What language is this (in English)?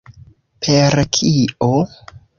Esperanto